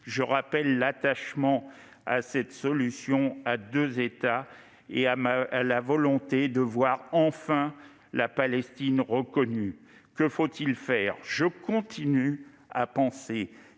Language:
French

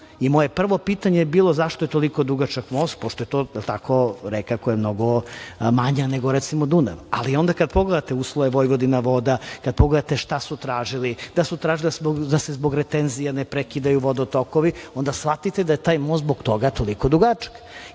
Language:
Serbian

